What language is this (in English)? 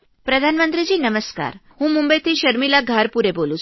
Gujarati